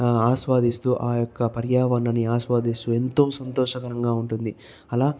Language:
Telugu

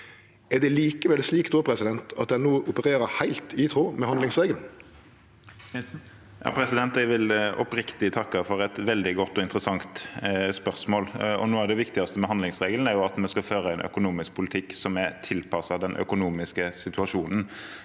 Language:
Norwegian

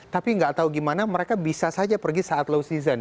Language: Indonesian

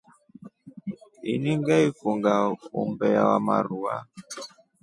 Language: Rombo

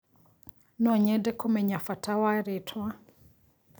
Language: Kikuyu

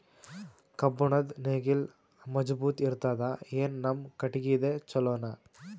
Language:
Kannada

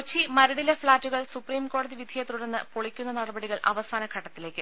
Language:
Malayalam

